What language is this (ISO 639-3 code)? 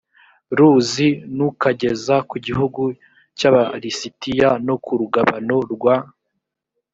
kin